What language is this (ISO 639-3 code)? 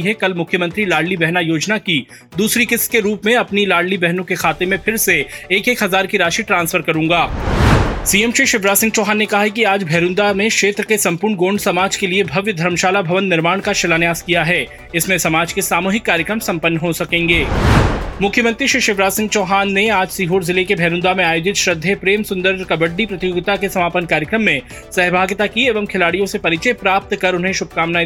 hin